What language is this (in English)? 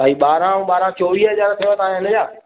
Sindhi